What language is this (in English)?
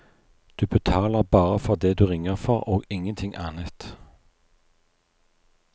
Norwegian